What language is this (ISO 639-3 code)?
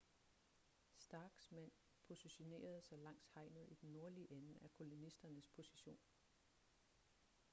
dan